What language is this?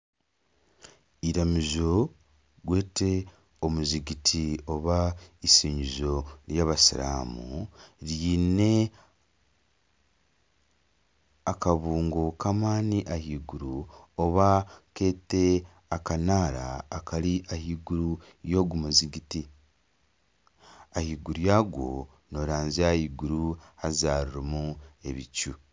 Nyankole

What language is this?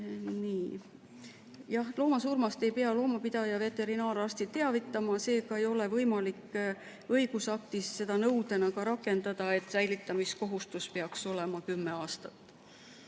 Estonian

